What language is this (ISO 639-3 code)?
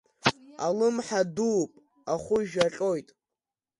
abk